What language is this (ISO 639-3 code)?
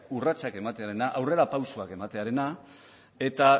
eus